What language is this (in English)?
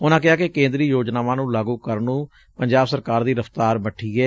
Punjabi